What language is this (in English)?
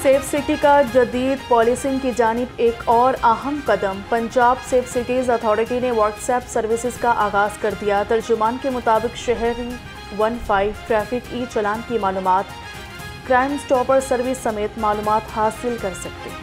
Hindi